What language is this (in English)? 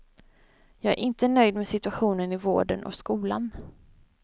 Swedish